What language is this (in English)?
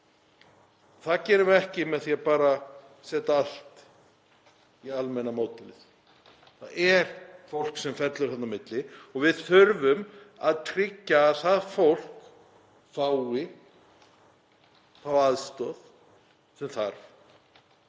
Icelandic